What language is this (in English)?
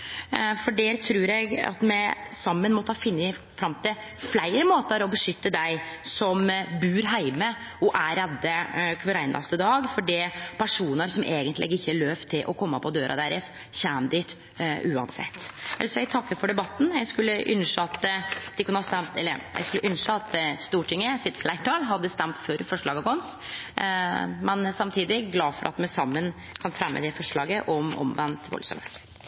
Norwegian